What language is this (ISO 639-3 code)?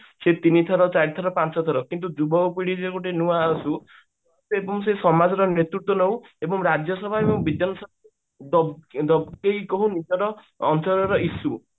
ori